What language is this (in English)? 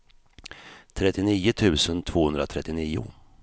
Swedish